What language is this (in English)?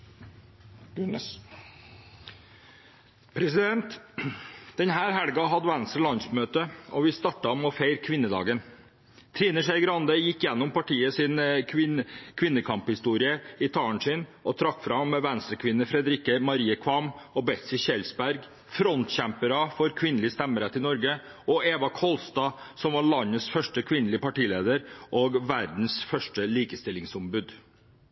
Norwegian Bokmål